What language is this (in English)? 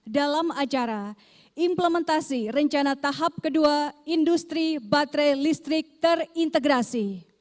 Indonesian